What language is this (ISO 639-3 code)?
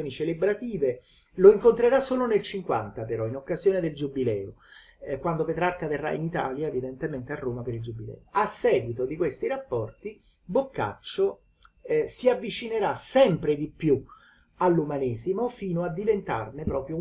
ita